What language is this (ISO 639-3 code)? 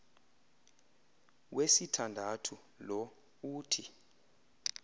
xho